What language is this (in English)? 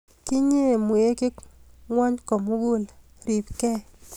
Kalenjin